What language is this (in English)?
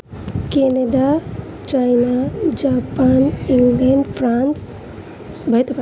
Nepali